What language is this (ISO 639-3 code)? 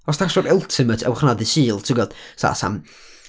cym